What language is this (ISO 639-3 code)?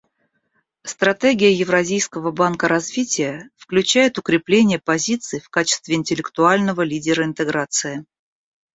rus